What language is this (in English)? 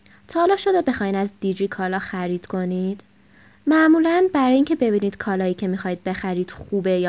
Persian